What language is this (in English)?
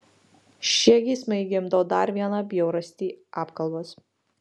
Lithuanian